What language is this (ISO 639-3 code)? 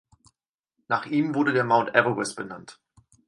deu